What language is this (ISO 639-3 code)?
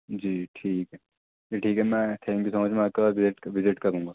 urd